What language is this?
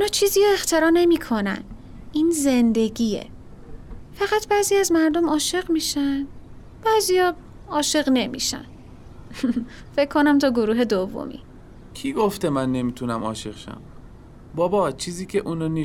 Persian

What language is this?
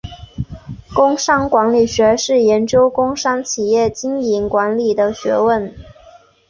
Chinese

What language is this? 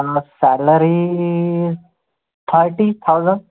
Marathi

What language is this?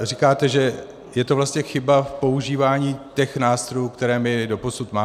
Czech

